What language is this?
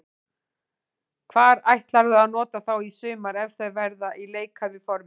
Icelandic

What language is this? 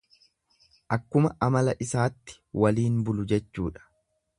Oromo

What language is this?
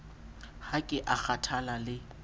Southern Sotho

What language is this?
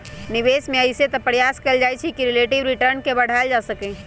Magahi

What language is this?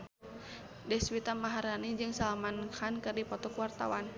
Sundanese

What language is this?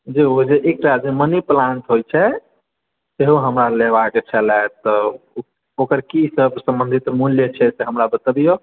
Maithili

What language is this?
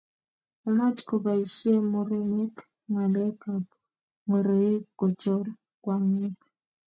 Kalenjin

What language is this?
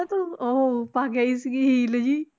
Punjabi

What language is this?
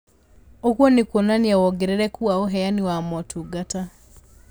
Kikuyu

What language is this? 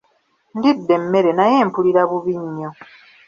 Ganda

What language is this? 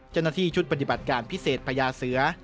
Thai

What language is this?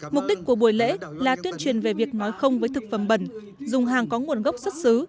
Vietnamese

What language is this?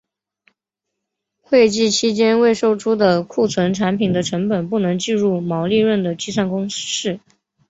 Chinese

